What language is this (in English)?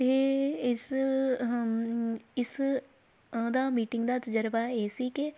Punjabi